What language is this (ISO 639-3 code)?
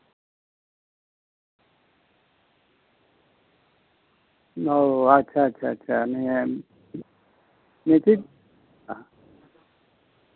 sat